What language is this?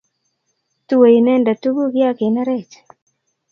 Kalenjin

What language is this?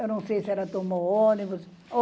Portuguese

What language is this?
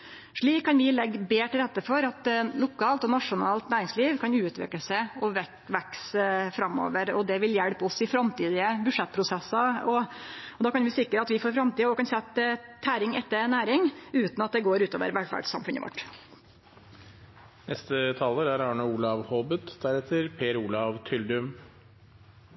Norwegian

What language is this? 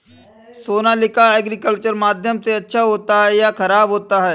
Hindi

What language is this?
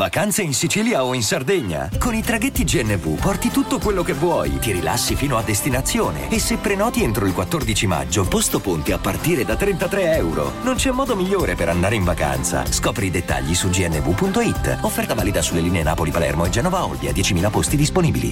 Italian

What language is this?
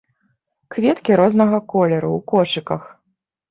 Belarusian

